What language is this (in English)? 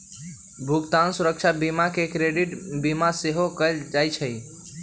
Magahi